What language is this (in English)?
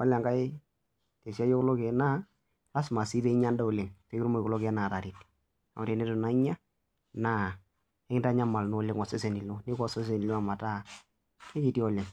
Masai